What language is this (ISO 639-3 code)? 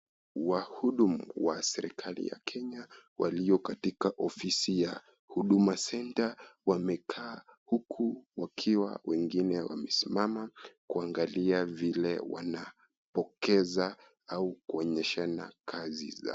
swa